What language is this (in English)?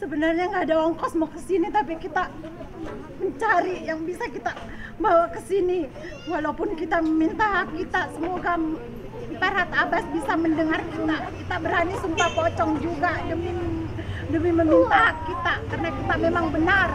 Indonesian